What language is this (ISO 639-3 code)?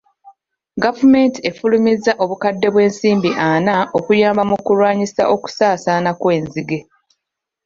lug